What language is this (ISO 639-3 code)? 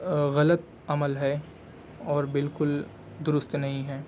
urd